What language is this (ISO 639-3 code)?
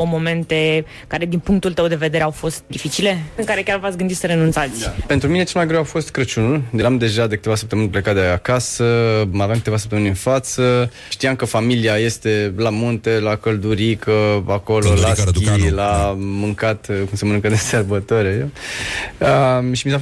ron